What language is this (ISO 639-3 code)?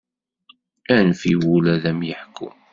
kab